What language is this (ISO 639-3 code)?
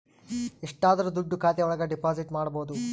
kan